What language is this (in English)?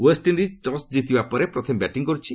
Odia